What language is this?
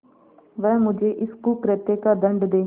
Hindi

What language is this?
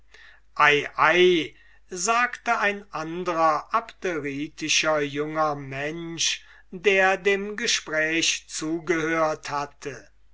German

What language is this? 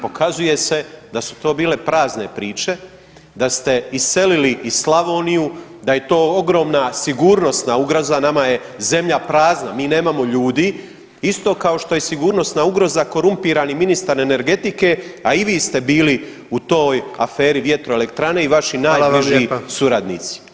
Croatian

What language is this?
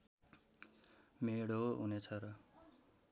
Nepali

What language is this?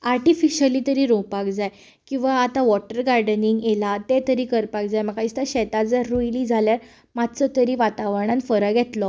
Konkani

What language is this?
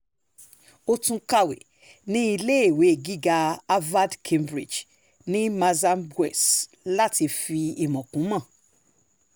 Yoruba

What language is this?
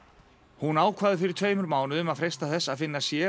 Icelandic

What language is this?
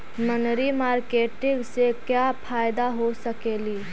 Magahi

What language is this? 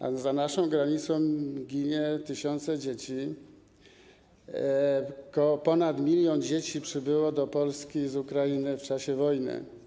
Polish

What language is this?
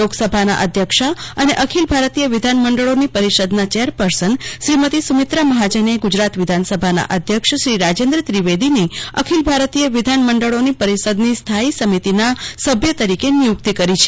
Gujarati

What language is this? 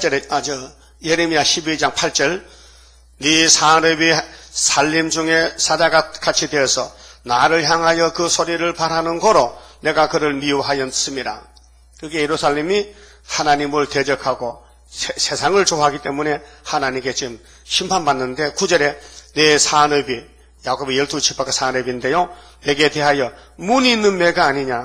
Korean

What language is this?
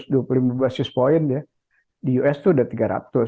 Indonesian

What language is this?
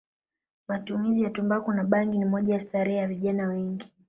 Swahili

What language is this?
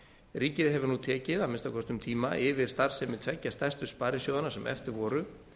Icelandic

